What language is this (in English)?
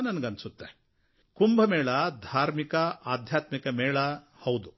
Kannada